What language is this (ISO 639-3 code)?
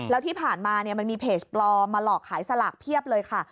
tha